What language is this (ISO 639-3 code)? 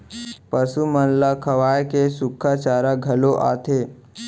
hne